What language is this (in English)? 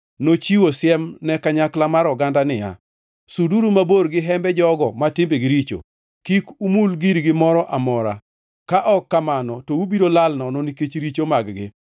Luo (Kenya and Tanzania)